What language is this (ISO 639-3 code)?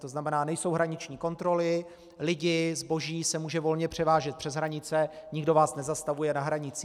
ces